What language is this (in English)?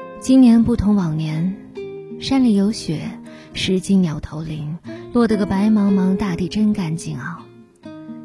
Chinese